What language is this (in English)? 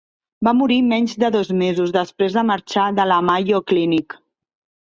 Catalan